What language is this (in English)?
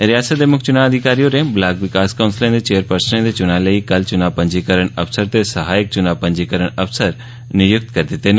Dogri